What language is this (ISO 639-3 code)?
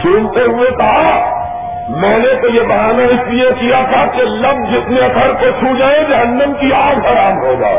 urd